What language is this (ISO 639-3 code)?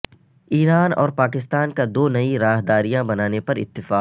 urd